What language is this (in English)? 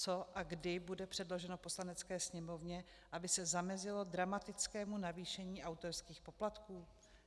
Czech